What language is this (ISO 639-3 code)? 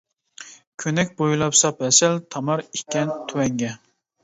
uig